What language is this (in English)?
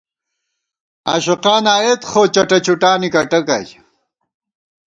Gawar-Bati